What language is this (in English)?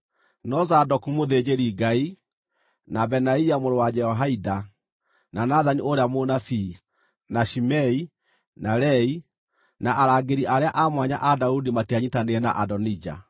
Kikuyu